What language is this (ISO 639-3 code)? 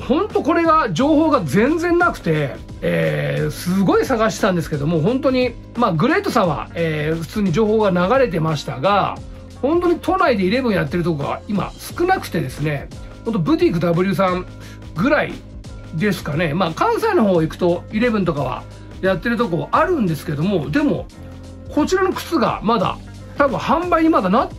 jpn